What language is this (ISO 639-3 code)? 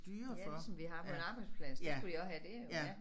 dan